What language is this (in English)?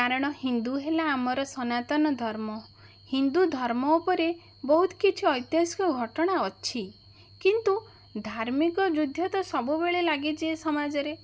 Odia